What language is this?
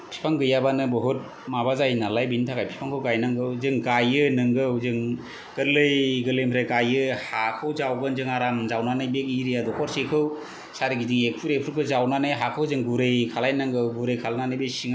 Bodo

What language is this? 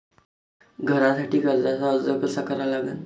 Marathi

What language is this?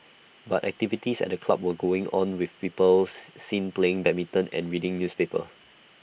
English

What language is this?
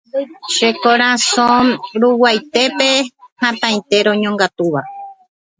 Guarani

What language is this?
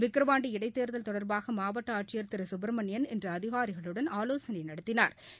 Tamil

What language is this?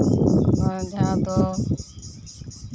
Santali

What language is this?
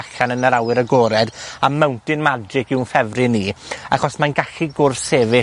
Welsh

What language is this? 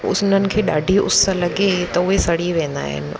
Sindhi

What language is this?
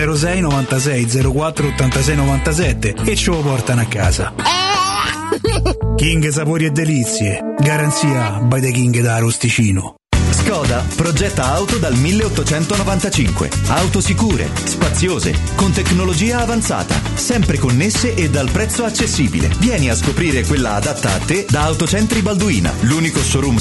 Italian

